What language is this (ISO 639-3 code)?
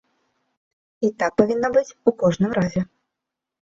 bel